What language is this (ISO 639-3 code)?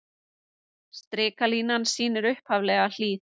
isl